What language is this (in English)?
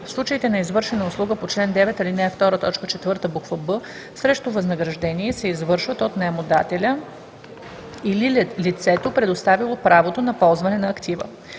Bulgarian